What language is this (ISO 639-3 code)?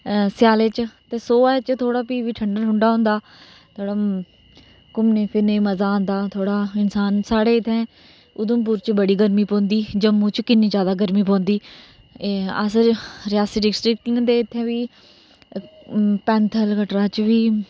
doi